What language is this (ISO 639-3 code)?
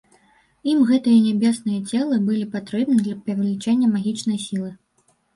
bel